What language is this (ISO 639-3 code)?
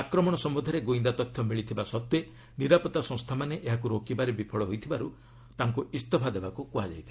ori